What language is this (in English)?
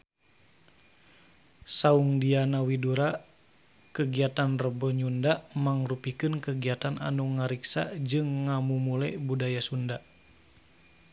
Sundanese